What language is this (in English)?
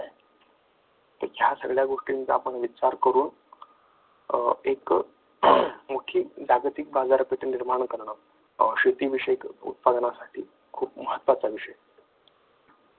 Marathi